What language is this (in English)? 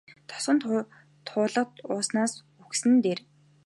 Mongolian